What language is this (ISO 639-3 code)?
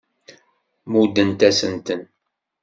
kab